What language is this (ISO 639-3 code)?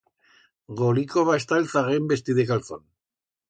arg